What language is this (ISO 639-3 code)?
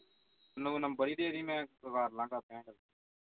pan